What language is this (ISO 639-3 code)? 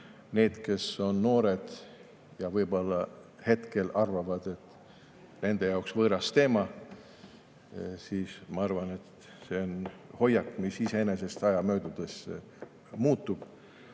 est